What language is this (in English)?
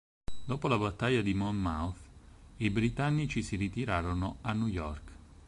Italian